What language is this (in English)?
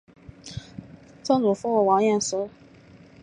Chinese